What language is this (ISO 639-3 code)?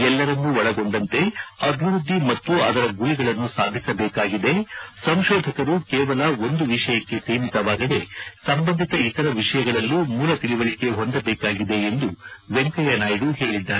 kan